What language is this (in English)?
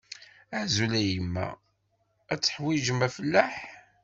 Kabyle